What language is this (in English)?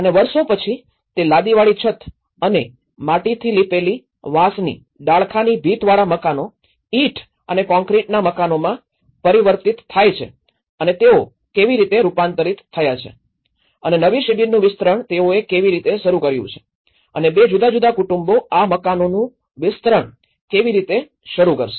Gujarati